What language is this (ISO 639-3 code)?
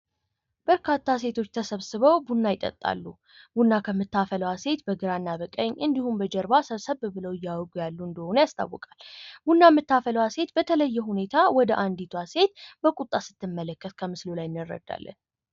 amh